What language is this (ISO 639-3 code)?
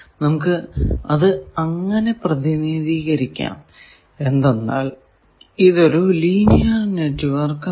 mal